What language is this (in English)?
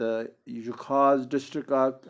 Kashmiri